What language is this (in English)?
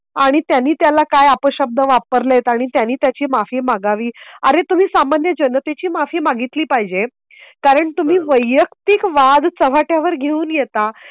Marathi